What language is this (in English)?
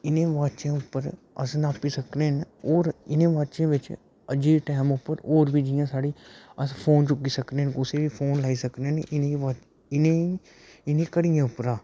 Dogri